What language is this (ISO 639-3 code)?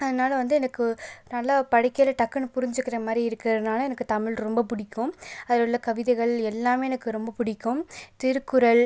tam